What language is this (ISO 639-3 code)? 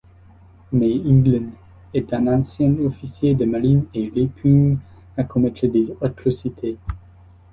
fra